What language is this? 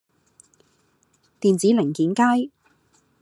Cantonese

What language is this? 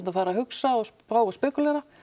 Icelandic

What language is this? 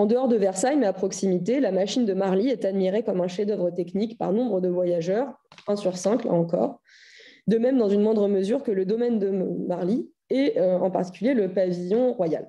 French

